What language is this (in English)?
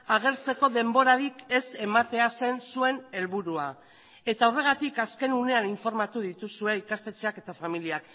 Basque